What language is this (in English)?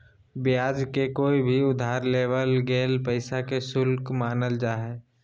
Magahi